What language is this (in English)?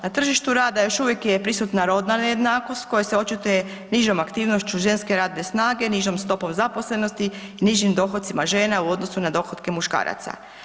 Croatian